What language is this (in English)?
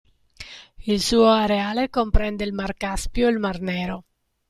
Italian